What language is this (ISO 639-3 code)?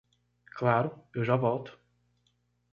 por